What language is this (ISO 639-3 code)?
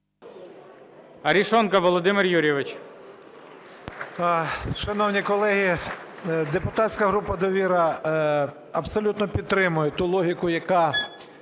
ukr